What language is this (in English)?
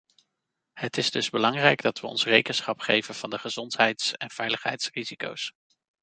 Dutch